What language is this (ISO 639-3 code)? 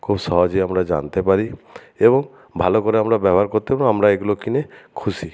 ben